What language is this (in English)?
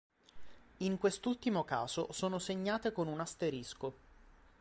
Italian